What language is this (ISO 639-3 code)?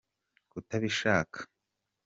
kin